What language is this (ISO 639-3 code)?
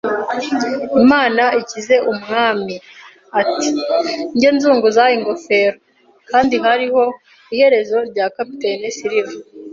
kin